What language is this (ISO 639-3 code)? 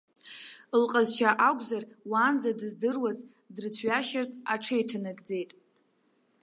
abk